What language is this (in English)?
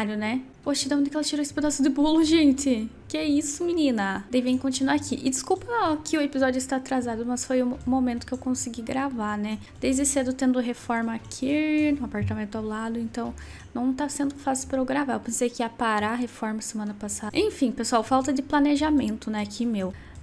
Portuguese